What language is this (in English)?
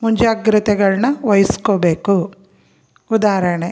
Kannada